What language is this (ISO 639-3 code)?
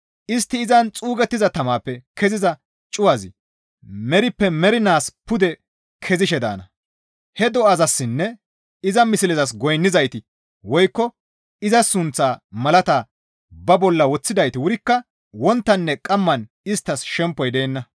gmv